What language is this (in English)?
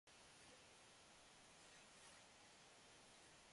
Korean